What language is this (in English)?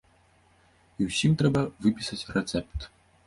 Belarusian